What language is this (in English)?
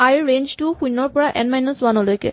Assamese